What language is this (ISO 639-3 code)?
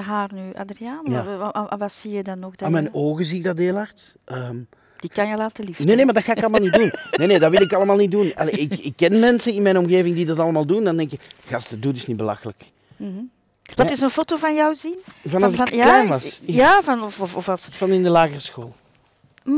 nld